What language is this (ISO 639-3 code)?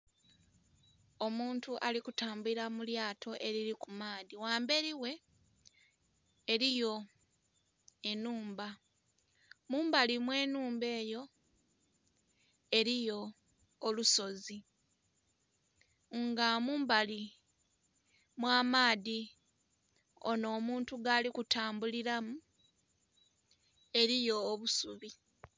xog